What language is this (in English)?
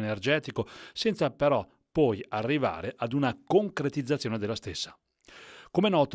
Italian